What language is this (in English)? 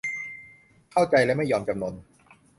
Thai